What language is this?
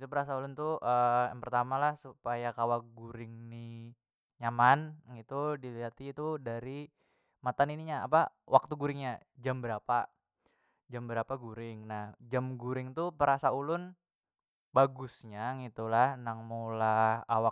Banjar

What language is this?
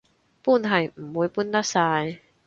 Cantonese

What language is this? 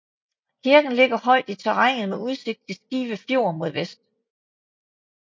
Danish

